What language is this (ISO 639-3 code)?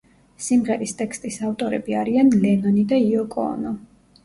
kat